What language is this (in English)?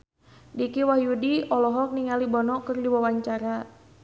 Sundanese